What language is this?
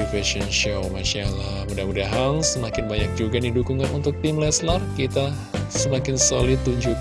Indonesian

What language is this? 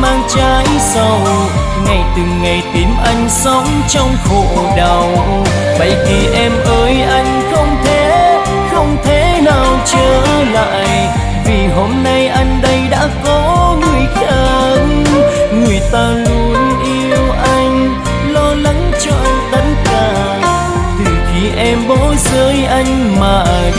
Vietnamese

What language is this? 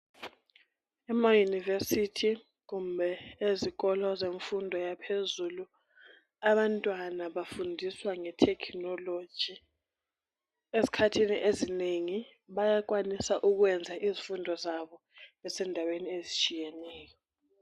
North Ndebele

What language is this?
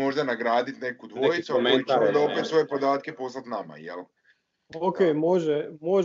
Croatian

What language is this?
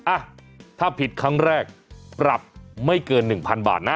Thai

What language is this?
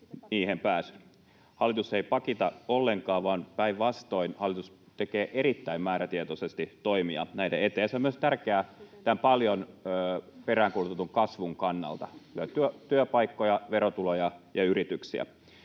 Finnish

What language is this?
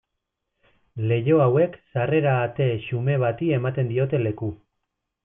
Basque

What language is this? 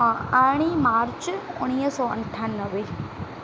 Sindhi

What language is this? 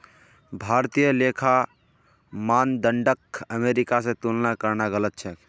Magahi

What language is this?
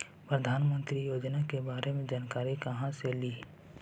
Magahi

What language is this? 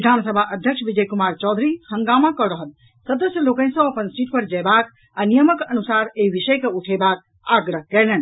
Maithili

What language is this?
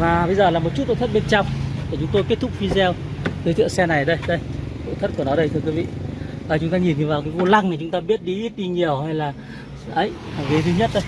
Vietnamese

